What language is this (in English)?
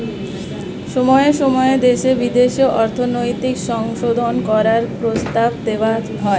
Bangla